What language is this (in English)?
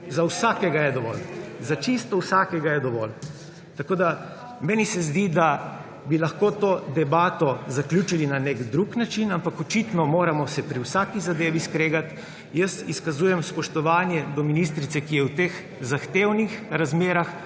Slovenian